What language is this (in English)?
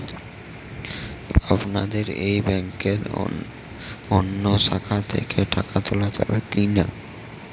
Bangla